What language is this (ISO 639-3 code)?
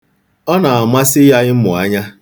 ibo